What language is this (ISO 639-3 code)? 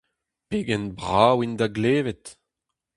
bre